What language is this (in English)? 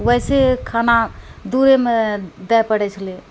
Maithili